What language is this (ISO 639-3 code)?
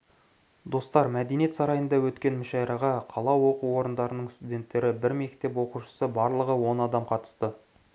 kaz